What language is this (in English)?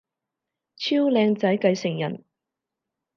Cantonese